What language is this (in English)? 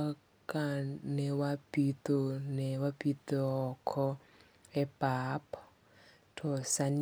Luo (Kenya and Tanzania)